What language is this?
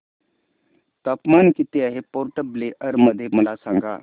Marathi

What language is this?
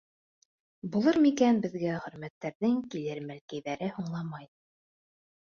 Bashkir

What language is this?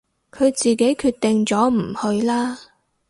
Cantonese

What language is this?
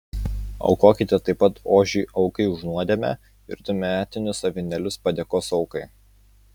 Lithuanian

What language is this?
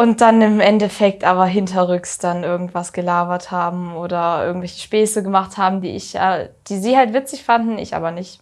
German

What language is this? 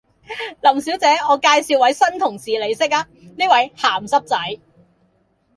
Cantonese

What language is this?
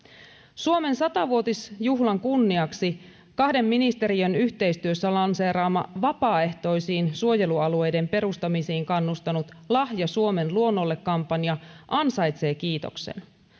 Finnish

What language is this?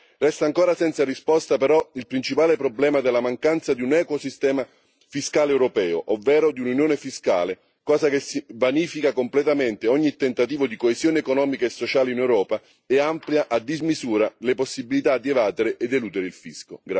Italian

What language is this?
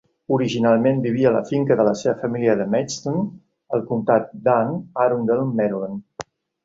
Catalan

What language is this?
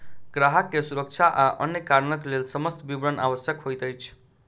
Maithili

